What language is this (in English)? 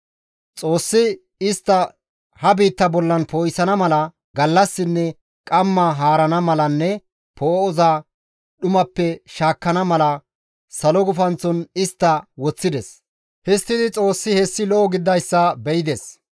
Gamo